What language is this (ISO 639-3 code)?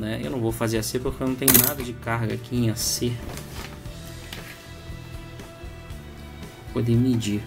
por